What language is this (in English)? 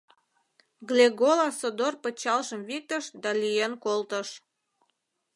Mari